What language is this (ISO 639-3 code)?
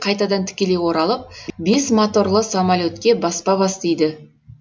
kaz